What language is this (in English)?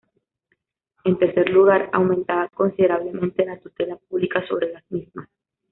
Spanish